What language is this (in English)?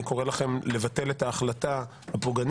Hebrew